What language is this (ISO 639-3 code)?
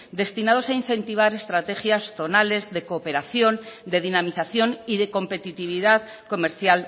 spa